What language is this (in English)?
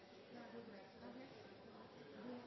Norwegian Nynorsk